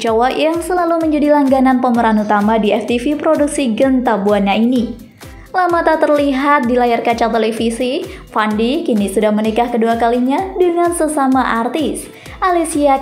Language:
Indonesian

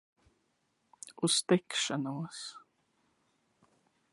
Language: Latvian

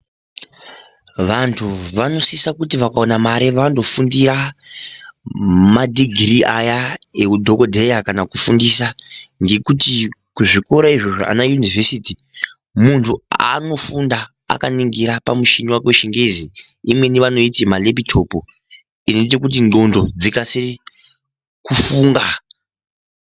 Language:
Ndau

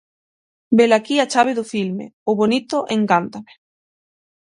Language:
Galician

